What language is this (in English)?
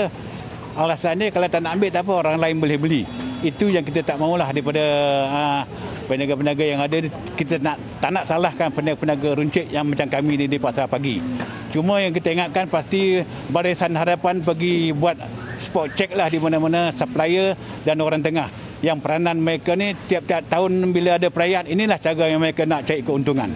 Malay